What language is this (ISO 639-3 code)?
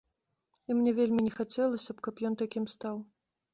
bel